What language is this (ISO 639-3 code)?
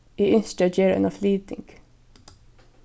fao